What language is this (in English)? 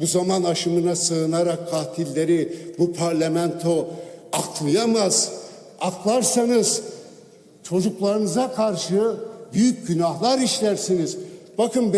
Turkish